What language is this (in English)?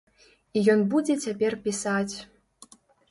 Belarusian